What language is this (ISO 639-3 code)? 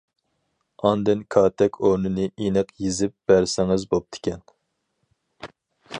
uig